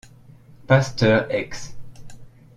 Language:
French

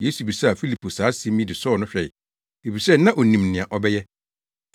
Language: Akan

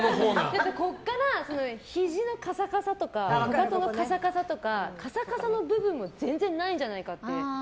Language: Japanese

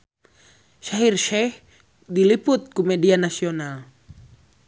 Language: Sundanese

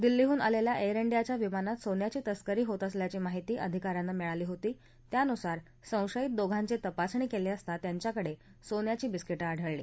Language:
Marathi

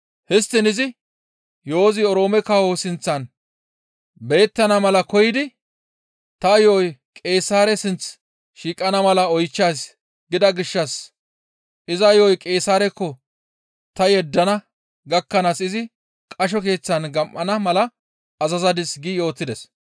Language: Gamo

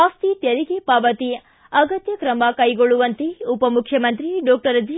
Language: Kannada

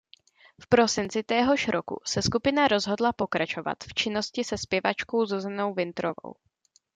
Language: Czech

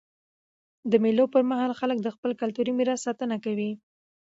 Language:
Pashto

